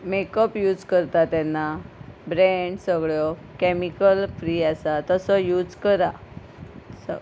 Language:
Konkani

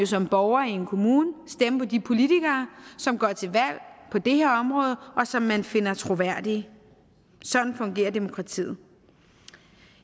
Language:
Danish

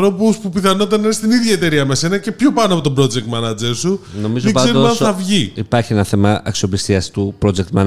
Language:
Greek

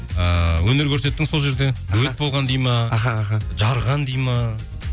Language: Kazakh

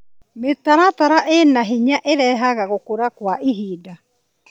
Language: Kikuyu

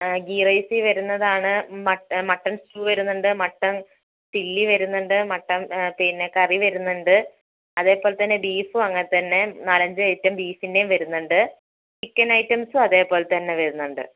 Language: Malayalam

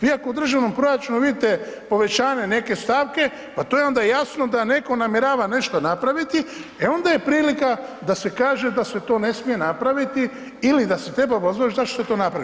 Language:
Croatian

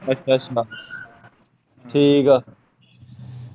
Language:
Punjabi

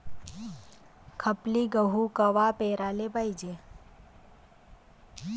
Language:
Marathi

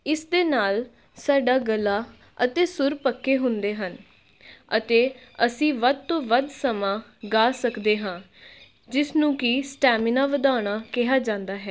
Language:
Punjabi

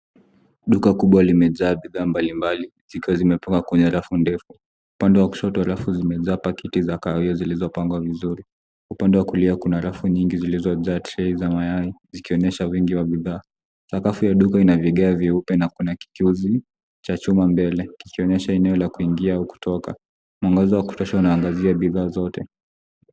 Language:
Swahili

